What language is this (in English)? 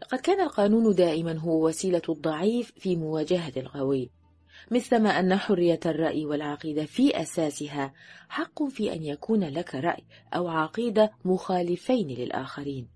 Arabic